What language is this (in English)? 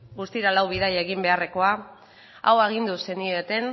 Basque